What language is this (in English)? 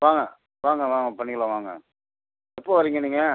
Tamil